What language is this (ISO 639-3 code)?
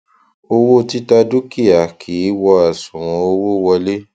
yor